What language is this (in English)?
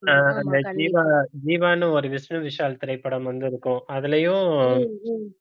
Tamil